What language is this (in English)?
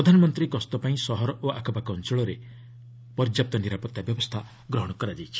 Odia